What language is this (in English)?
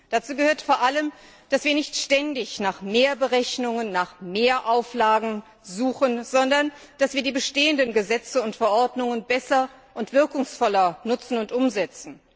German